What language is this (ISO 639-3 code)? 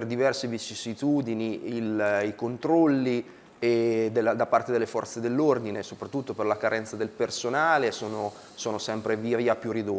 ita